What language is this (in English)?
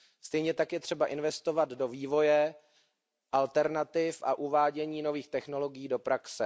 Czech